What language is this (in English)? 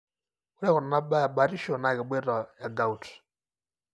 Masai